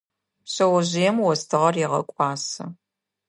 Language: Adyghe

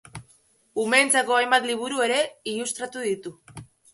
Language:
Basque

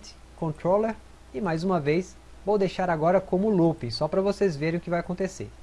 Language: Portuguese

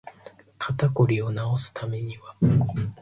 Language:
Japanese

